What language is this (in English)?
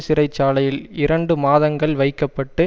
Tamil